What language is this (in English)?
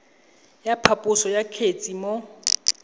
Tswana